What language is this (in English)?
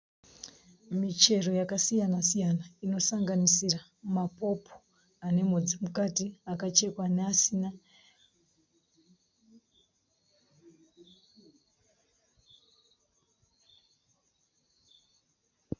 Shona